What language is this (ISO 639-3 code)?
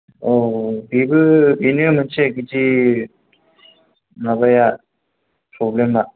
brx